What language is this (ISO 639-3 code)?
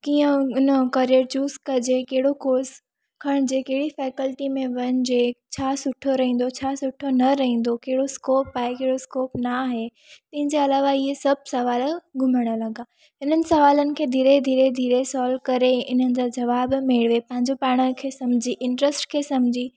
snd